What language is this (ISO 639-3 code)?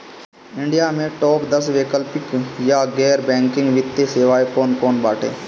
bho